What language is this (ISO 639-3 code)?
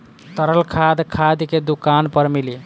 bho